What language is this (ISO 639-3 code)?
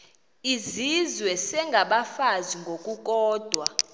xho